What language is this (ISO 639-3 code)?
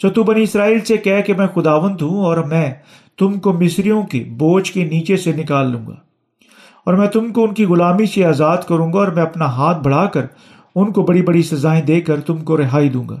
urd